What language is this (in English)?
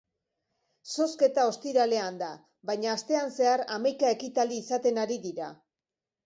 Basque